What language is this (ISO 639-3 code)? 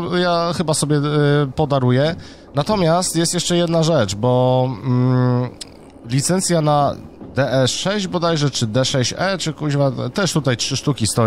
pol